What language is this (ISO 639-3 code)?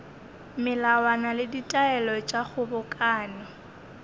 nso